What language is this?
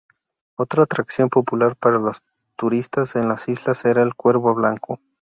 Spanish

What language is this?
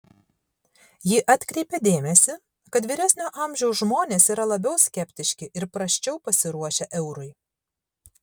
Lithuanian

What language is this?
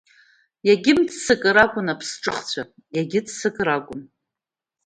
Abkhazian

